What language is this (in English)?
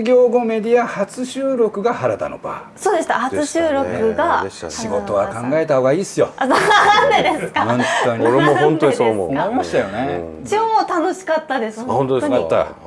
Japanese